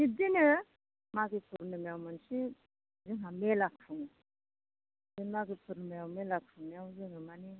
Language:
Bodo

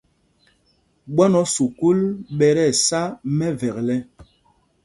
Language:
Mpumpong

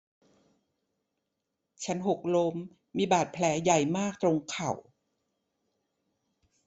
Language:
Thai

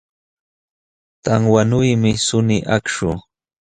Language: Jauja Wanca Quechua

